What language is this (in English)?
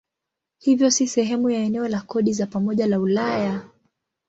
Swahili